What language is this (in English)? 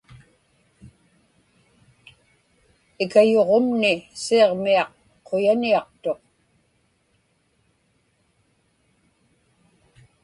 Inupiaq